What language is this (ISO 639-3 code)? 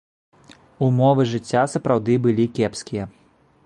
bel